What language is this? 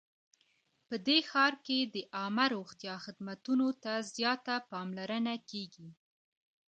Pashto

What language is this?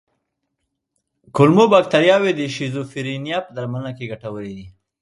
Pashto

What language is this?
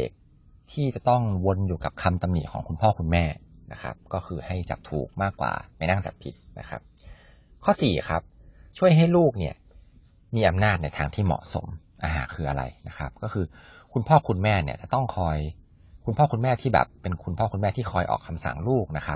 Thai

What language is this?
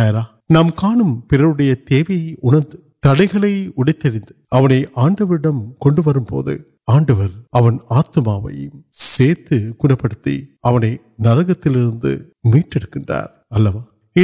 Urdu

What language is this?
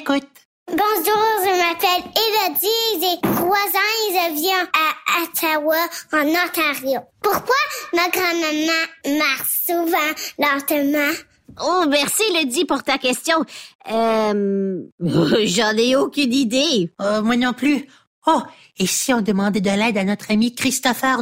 French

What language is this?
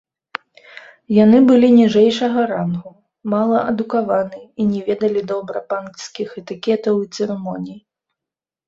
Belarusian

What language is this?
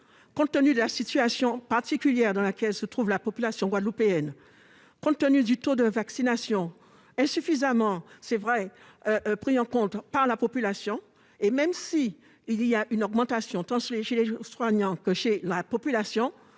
French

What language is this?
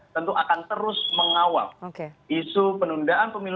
Indonesian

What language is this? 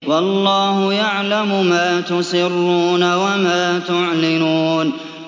Arabic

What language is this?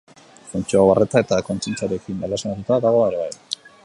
Basque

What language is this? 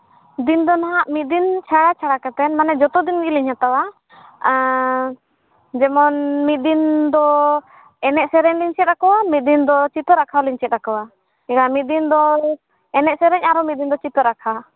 Santali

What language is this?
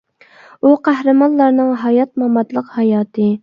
Uyghur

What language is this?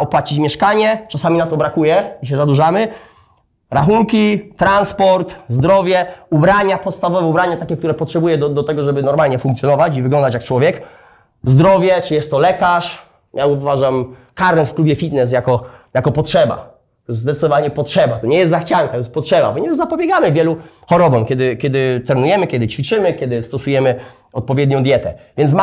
Polish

